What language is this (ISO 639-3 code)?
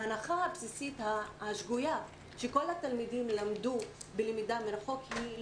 heb